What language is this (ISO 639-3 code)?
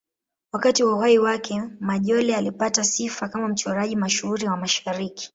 swa